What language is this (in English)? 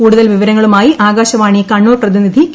Malayalam